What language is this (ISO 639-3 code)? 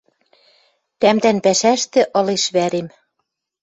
mrj